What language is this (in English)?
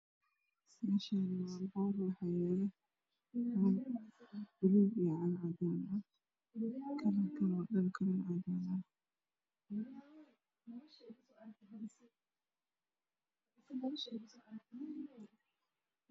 Somali